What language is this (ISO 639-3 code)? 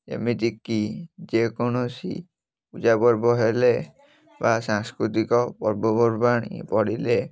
ori